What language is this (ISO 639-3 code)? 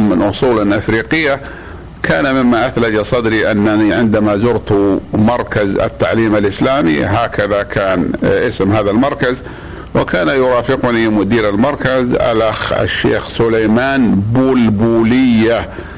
ara